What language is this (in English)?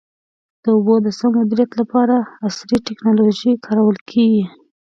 Pashto